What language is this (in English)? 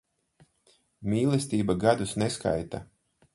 Latvian